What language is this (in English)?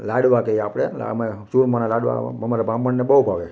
Gujarati